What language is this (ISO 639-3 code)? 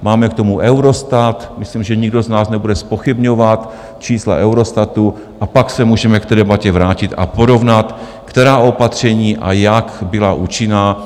ces